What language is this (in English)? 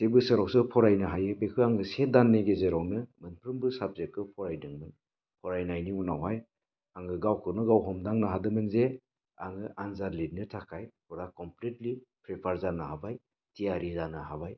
Bodo